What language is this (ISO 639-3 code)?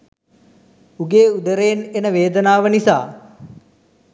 sin